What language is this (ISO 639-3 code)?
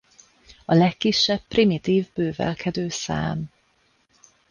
hun